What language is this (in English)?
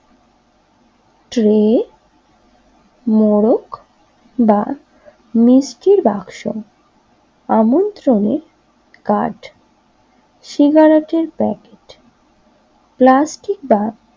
Bangla